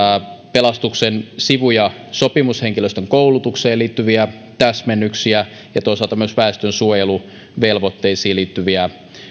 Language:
Finnish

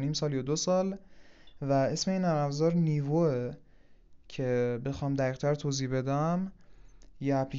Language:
Persian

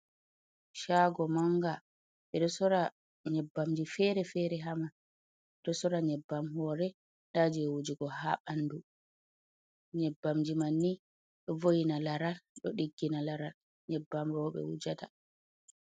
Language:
Fula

